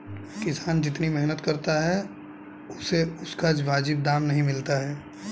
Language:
Hindi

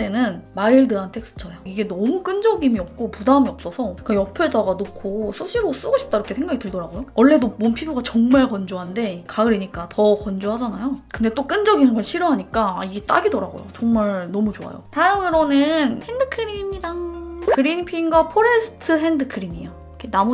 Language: Korean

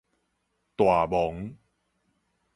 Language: Min Nan Chinese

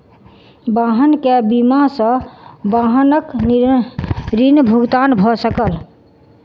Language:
Maithili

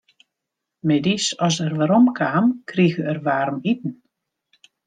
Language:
Western Frisian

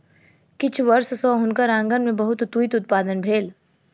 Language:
Maithili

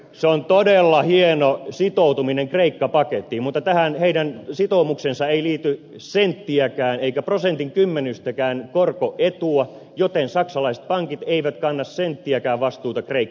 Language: Finnish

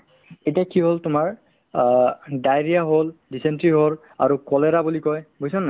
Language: Assamese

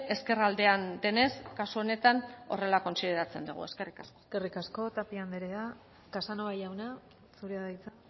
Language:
Basque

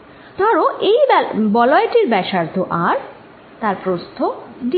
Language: Bangla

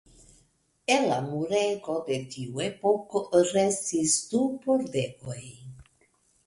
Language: Esperanto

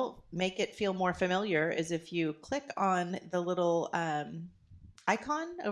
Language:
English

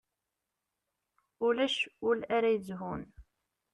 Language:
Kabyle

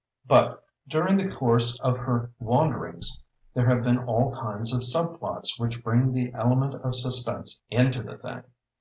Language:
English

